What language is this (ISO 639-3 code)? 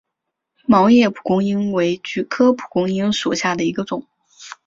zho